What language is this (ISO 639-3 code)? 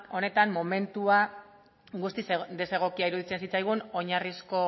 eus